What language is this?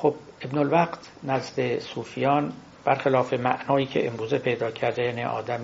Persian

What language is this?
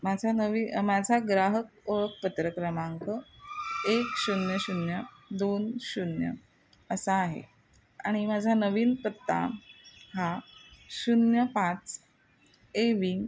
Marathi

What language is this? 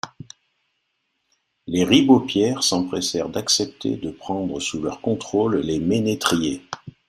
French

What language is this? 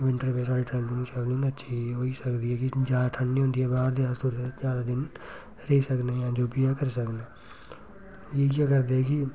Dogri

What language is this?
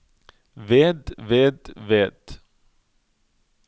Norwegian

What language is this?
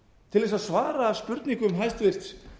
Icelandic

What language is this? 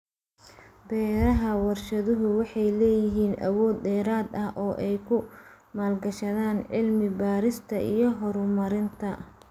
Somali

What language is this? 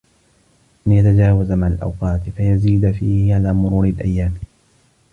Arabic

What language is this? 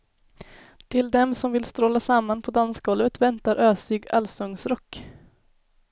Swedish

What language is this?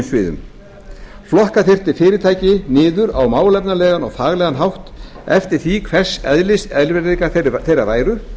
Icelandic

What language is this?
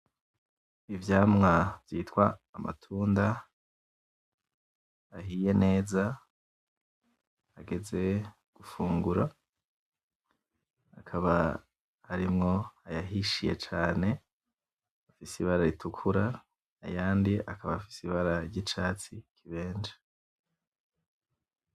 Rundi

